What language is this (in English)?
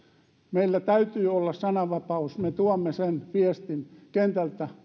Finnish